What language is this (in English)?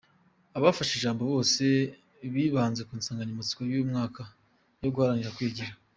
Kinyarwanda